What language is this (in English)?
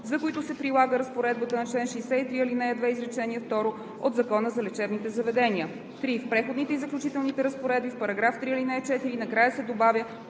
Bulgarian